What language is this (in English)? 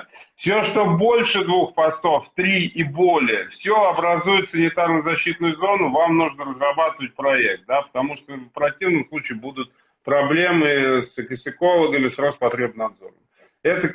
Russian